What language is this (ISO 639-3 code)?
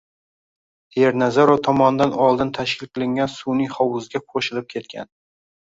uzb